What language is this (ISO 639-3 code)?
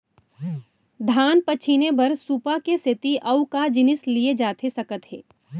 hne